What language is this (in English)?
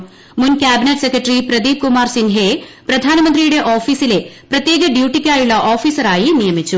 Malayalam